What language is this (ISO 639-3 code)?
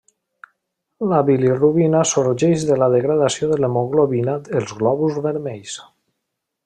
cat